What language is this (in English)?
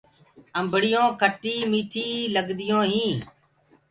Gurgula